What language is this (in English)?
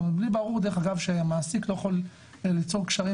Hebrew